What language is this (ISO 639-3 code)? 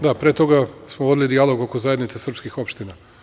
srp